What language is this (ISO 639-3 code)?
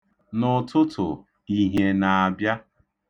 ibo